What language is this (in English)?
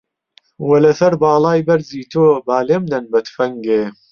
Central Kurdish